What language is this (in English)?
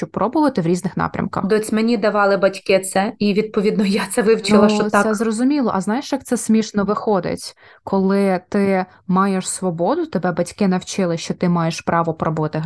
Ukrainian